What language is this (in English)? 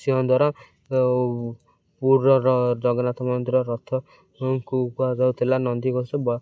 Odia